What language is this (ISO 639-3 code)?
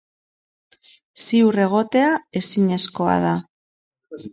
eus